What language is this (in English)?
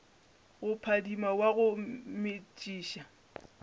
Northern Sotho